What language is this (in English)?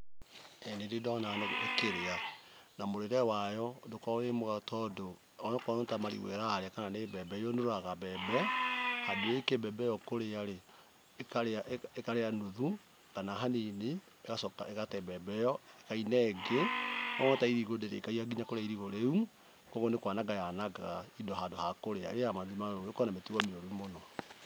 Kikuyu